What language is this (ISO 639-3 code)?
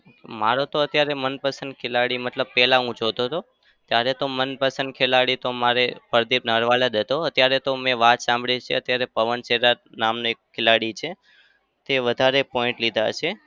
guj